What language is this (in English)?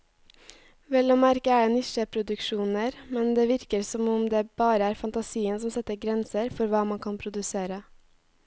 Norwegian